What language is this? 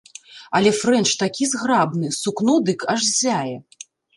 Belarusian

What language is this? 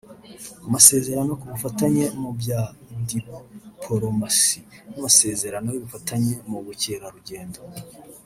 Kinyarwanda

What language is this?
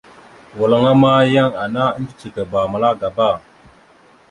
Mada (Cameroon)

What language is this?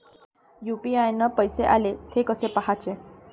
Marathi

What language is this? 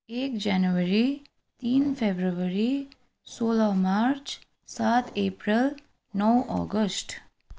Nepali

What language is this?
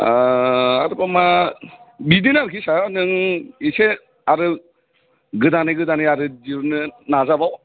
Bodo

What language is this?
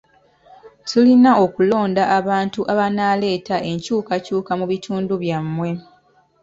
Ganda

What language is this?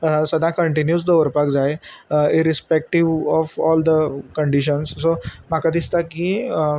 Konkani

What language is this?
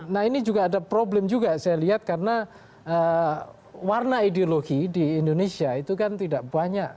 Indonesian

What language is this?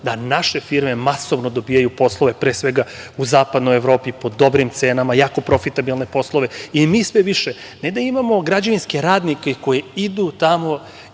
Serbian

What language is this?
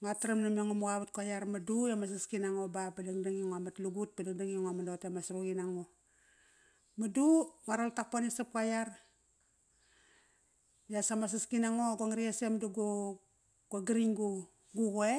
Kairak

